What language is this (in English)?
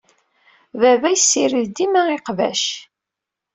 Kabyle